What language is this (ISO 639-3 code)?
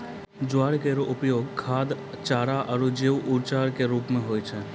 mai